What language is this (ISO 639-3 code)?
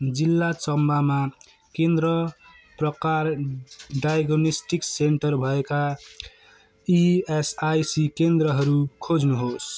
nep